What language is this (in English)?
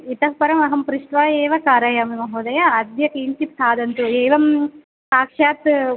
Sanskrit